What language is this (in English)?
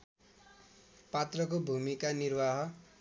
Nepali